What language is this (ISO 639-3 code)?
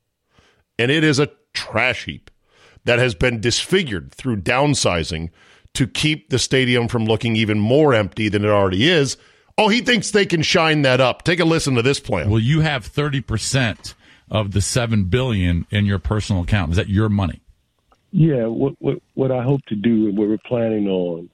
eng